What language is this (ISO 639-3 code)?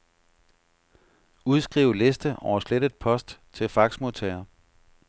dan